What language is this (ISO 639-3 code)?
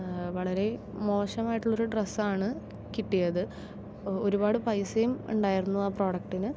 mal